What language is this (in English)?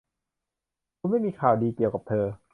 Thai